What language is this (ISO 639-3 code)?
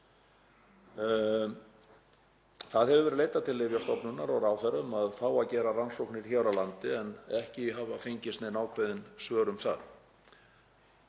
isl